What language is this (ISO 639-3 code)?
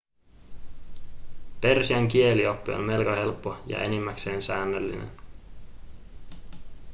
fin